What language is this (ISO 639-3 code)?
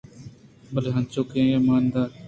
bgp